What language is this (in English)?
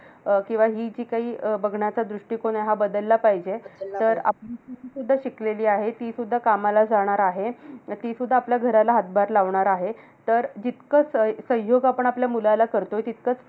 Marathi